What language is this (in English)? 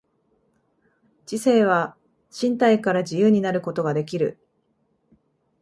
Japanese